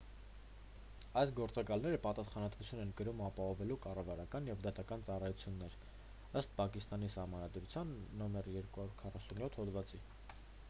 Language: Armenian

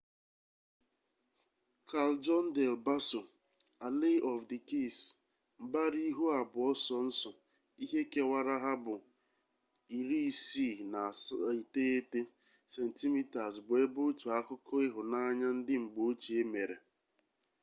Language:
Igbo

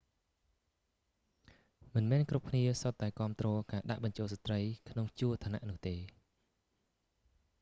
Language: Khmer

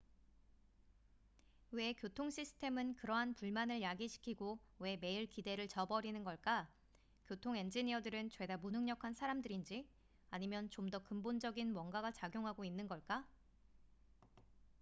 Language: Korean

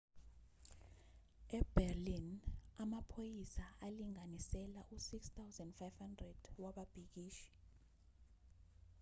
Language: Zulu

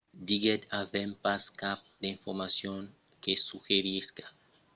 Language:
Occitan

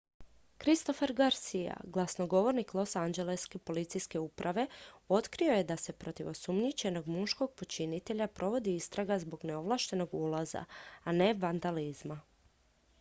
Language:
Croatian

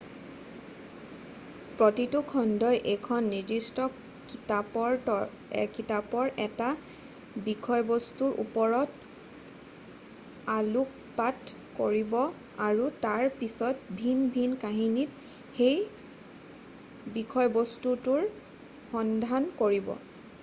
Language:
Assamese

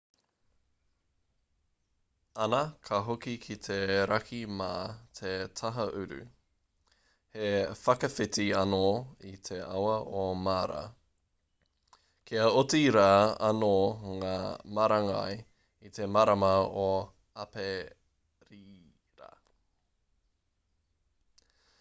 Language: Māori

